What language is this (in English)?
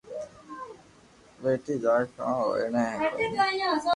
Loarki